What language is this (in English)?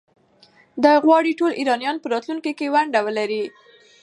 Pashto